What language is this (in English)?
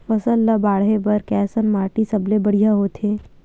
Chhattisgarhi